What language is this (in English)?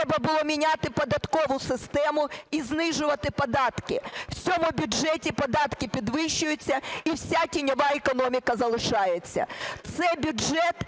Ukrainian